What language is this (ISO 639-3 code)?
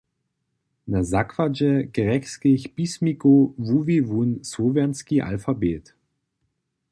hsb